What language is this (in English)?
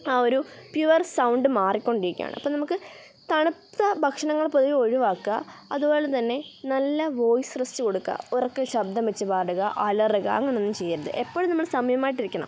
Malayalam